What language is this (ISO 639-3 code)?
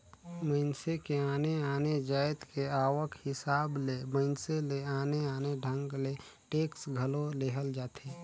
hne